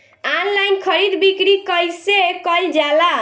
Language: Bhojpuri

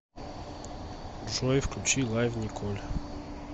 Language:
Russian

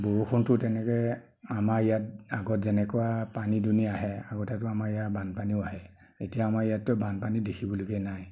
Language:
Assamese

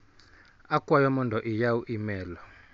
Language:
Luo (Kenya and Tanzania)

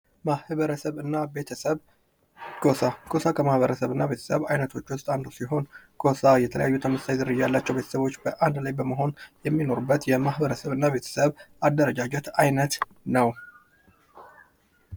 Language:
Amharic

